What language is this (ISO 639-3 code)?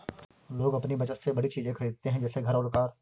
hin